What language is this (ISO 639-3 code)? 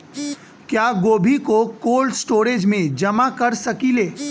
bho